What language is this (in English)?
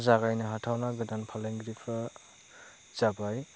Bodo